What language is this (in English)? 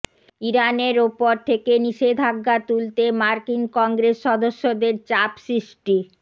Bangla